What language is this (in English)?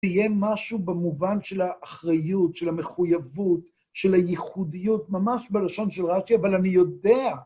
Hebrew